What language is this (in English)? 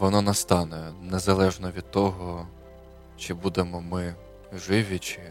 Ukrainian